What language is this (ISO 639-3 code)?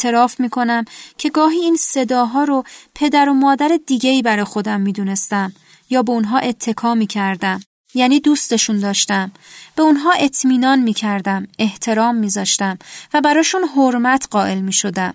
fas